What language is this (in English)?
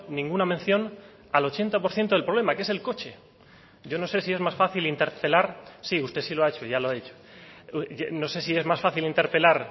Spanish